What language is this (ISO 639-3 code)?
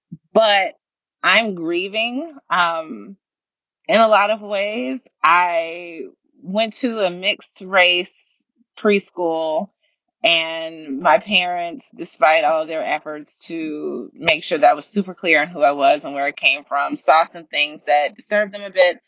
eng